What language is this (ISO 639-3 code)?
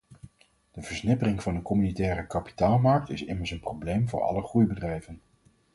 nld